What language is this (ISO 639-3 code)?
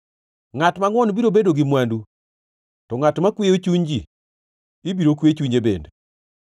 luo